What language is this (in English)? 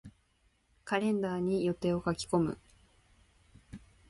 Japanese